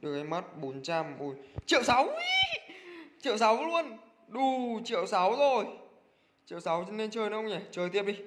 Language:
Vietnamese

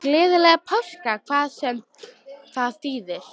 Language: Icelandic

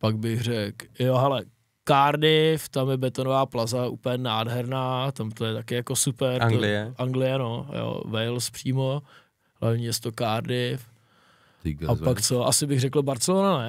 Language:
Czech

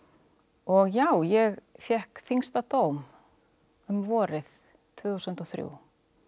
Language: Icelandic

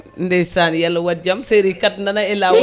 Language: Fula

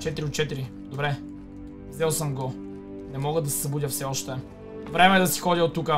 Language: Bulgarian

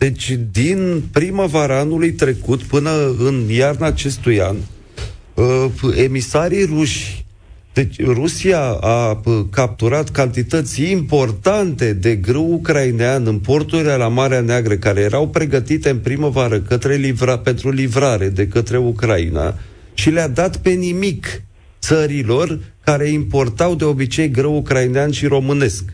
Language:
Romanian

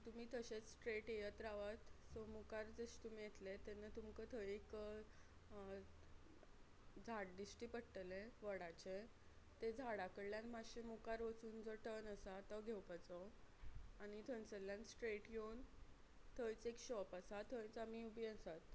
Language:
Konkani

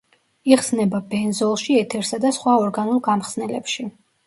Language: Georgian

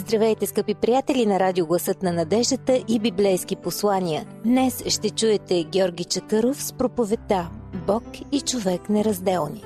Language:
Bulgarian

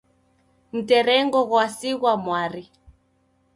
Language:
Taita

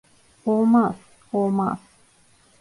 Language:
Turkish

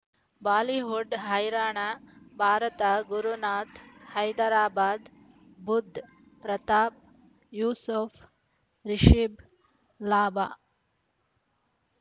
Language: Kannada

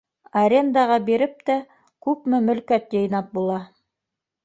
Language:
Bashkir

